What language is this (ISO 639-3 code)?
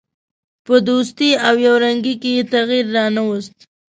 pus